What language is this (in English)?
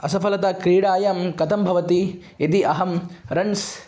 Sanskrit